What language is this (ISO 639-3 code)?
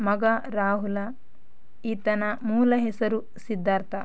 kan